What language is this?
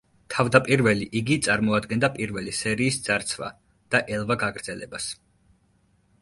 Georgian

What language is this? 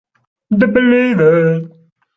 Italian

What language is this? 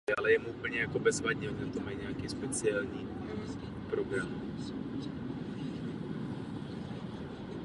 Czech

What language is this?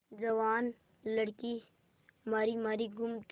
Hindi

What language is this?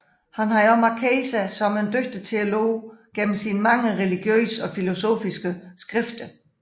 Danish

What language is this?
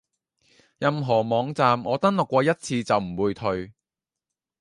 Cantonese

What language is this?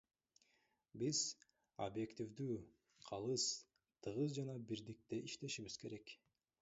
Kyrgyz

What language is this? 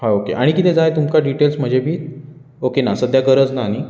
Konkani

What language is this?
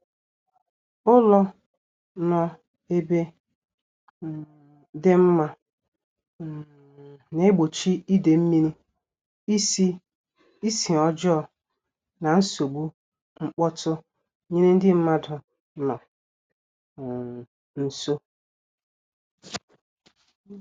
Igbo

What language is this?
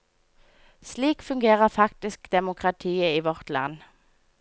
Norwegian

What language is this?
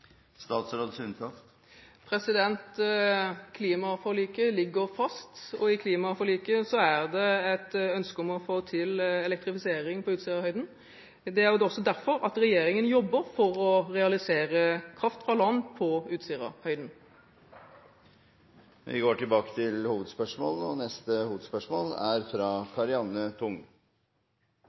Norwegian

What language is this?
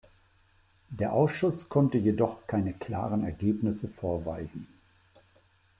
German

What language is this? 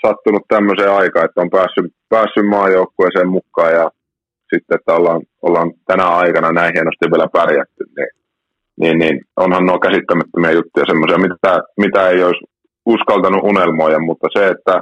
Finnish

